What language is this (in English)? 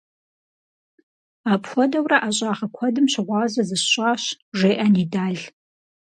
Kabardian